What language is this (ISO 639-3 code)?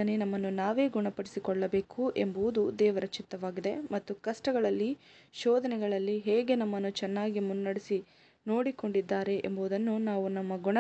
kan